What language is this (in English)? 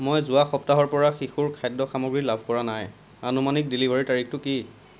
Assamese